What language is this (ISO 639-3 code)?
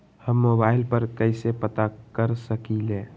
mag